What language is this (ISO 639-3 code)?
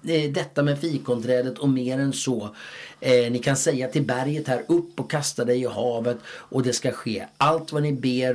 swe